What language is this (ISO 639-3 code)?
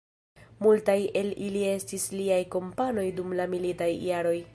epo